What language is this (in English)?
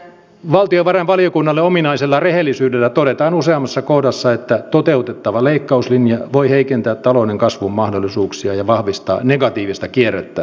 Finnish